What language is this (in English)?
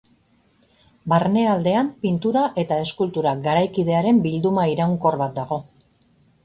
Basque